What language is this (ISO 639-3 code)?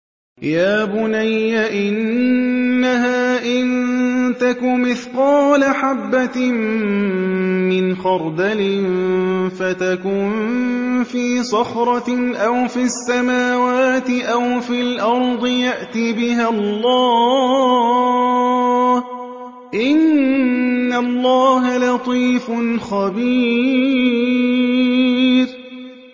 ara